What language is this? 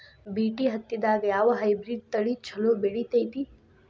Kannada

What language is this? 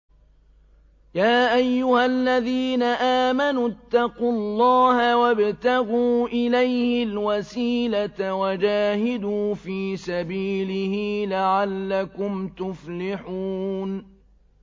Arabic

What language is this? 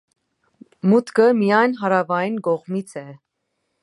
Armenian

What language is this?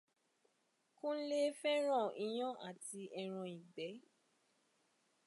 Yoruba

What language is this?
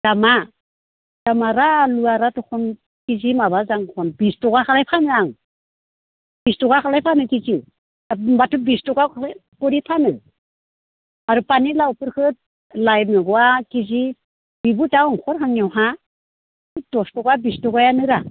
Bodo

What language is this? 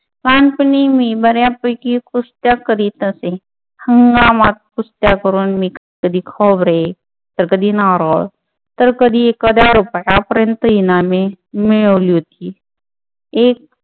Marathi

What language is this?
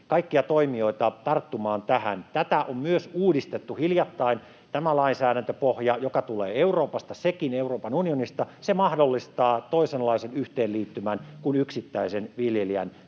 Finnish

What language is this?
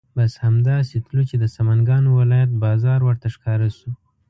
Pashto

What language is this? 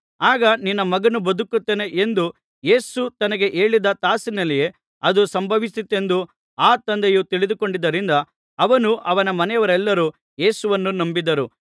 Kannada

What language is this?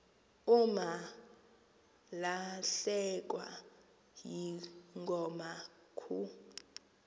Xhosa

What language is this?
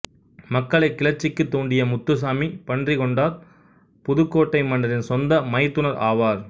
Tamil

